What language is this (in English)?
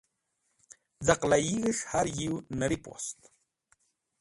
Wakhi